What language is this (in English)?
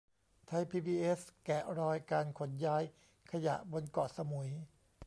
Thai